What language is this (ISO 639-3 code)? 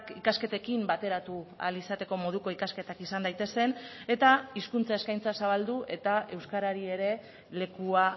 eus